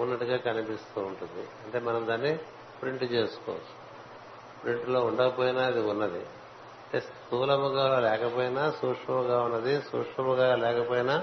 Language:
Telugu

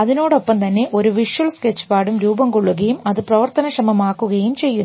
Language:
Malayalam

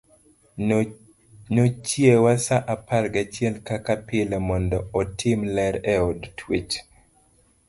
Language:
Luo (Kenya and Tanzania)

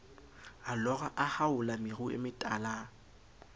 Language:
Southern Sotho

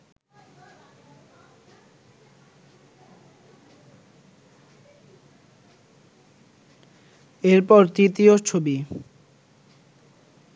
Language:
Bangla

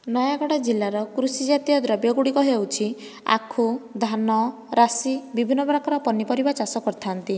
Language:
Odia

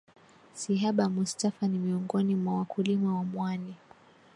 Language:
Swahili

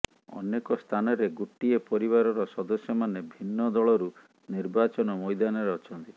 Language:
Odia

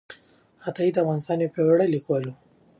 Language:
Pashto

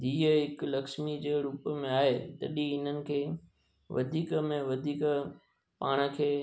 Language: Sindhi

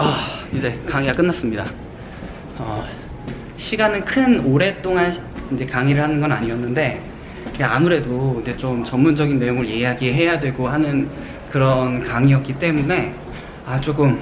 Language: Korean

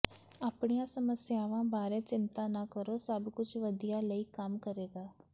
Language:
Punjabi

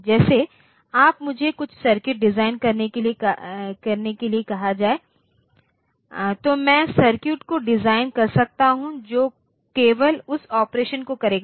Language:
Hindi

